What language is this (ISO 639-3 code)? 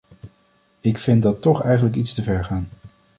nld